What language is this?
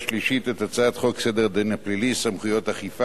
Hebrew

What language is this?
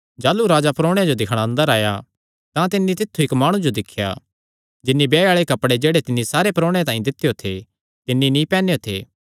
Kangri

